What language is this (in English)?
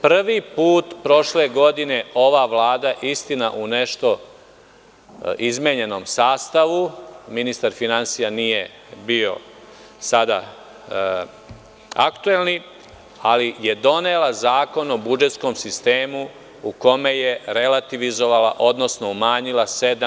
Serbian